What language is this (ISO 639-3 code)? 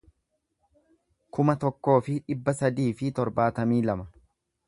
orm